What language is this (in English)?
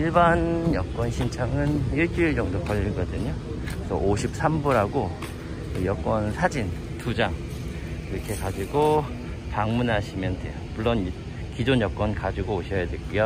Korean